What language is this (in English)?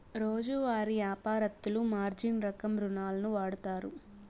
Telugu